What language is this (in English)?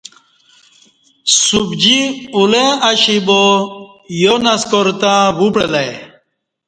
Kati